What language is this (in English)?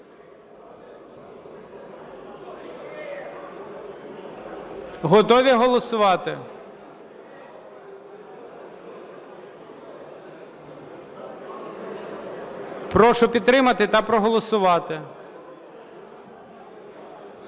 Ukrainian